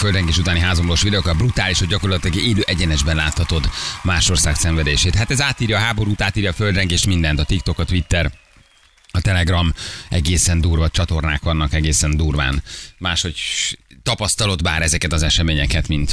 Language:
Hungarian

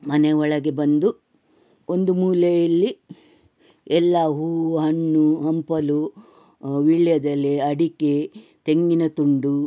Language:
Kannada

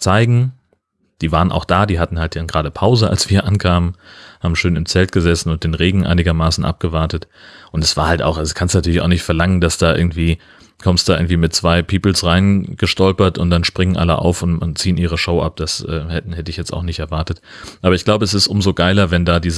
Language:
German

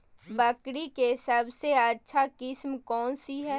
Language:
Magahi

